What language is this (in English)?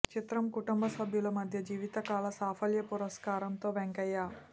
Telugu